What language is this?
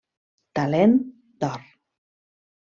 Catalan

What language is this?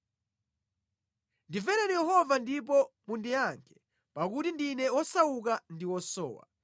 Nyanja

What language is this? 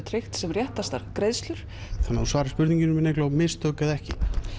Icelandic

